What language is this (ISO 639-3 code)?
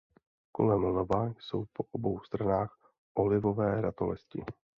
ces